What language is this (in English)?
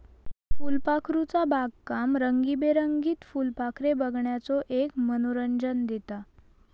Marathi